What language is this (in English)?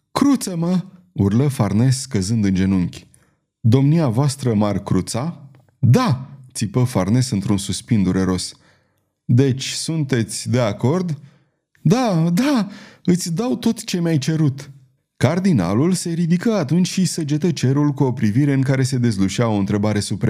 Romanian